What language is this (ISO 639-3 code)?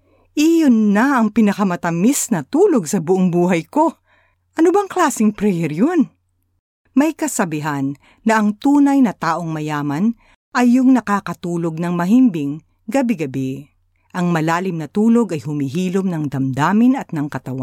fil